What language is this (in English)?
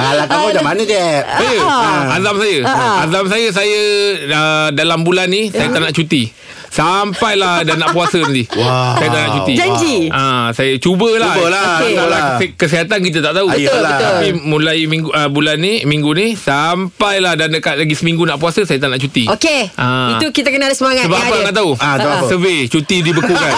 Malay